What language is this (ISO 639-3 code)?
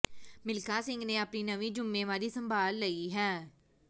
pan